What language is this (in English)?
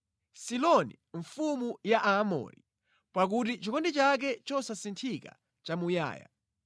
Nyanja